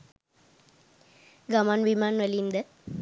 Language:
Sinhala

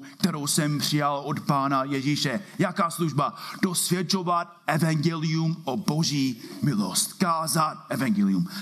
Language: Czech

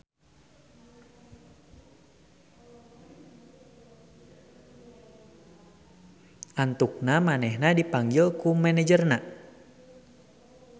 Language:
Sundanese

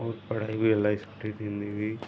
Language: Sindhi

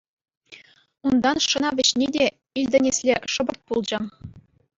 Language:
Chuvash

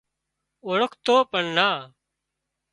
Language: Wadiyara Koli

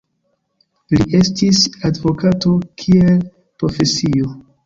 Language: Esperanto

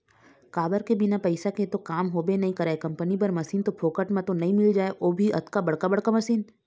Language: Chhattisgarhi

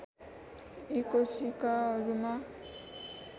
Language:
Nepali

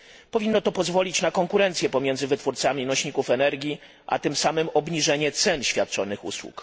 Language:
Polish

